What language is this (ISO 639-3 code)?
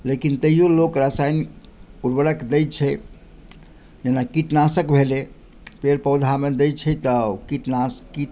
mai